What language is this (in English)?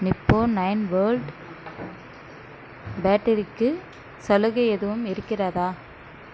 Tamil